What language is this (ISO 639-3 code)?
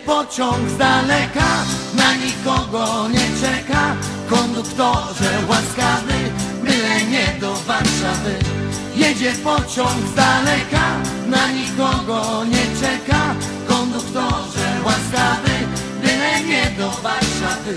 pol